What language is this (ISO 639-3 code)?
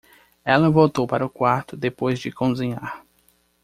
por